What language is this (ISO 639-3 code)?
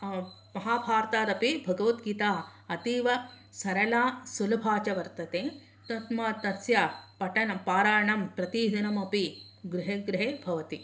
san